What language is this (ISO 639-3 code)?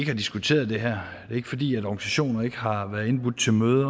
dan